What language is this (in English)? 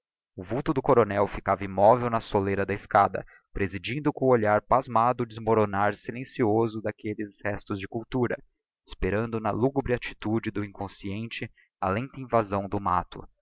Portuguese